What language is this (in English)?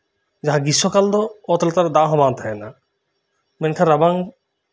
Santali